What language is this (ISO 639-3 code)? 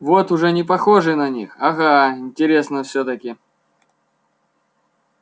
rus